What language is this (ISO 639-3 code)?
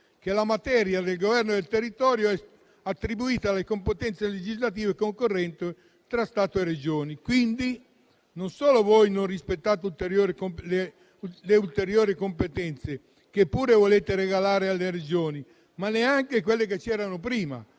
ita